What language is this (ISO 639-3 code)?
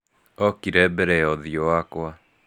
kik